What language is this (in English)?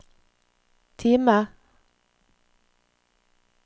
Norwegian